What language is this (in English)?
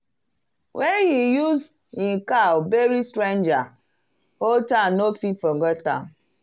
Nigerian Pidgin